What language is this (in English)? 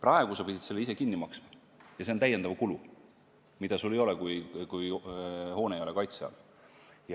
Estonian